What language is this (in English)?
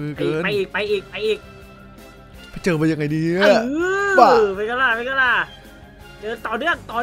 Thai